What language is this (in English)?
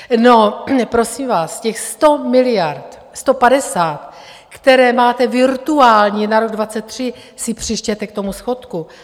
Czech